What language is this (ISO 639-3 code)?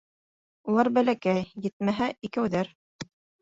bak